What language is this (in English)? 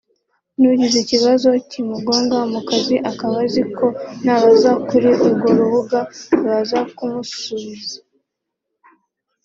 Kinyarwanda